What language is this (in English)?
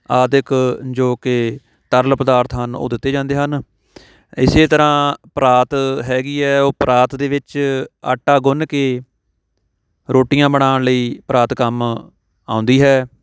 Punjabi